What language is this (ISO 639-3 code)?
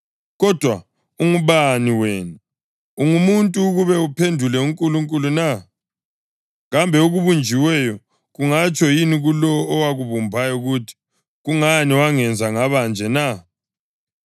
nde